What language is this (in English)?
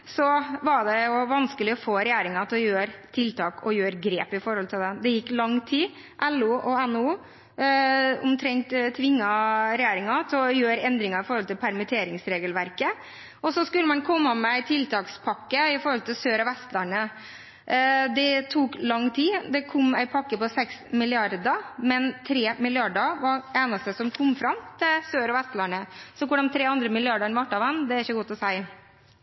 Norwegian Bokmål